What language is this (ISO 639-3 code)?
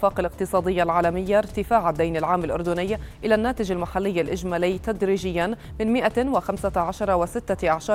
ara